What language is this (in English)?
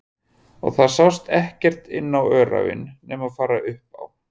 Icelandic